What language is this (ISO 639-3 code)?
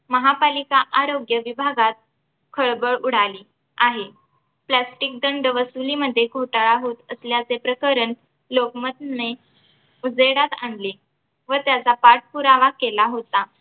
mar